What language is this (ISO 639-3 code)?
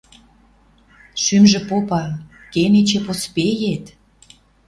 mrj